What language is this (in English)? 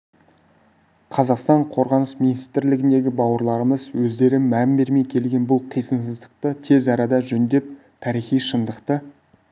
Kazakh